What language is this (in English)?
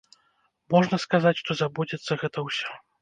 Belarusian